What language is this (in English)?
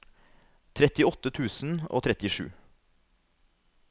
Norwegian